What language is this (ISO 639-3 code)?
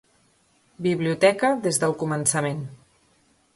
cat